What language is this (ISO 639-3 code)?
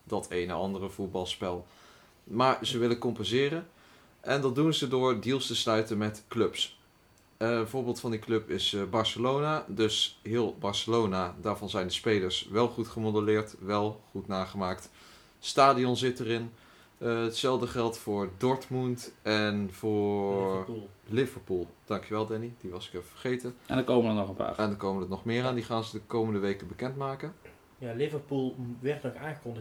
nld